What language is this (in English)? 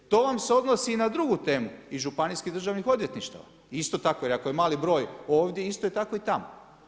Croatian